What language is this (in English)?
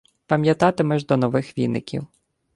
Ukrainian